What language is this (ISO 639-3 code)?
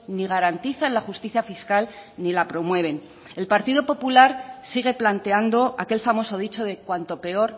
spa